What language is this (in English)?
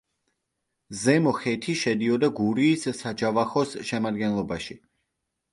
Georgian